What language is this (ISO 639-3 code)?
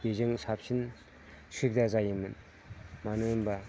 brx